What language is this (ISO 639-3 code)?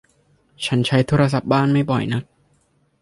tha